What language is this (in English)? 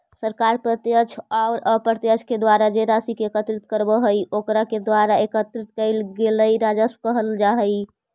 Magahi